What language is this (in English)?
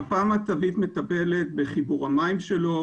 Hebrew